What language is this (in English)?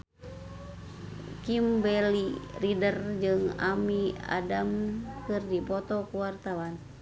Sundanese